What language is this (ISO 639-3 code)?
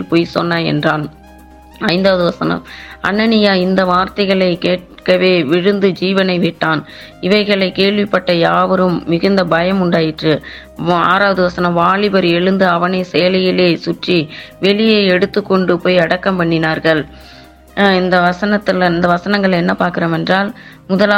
tam